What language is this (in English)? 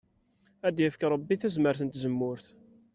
Kabyle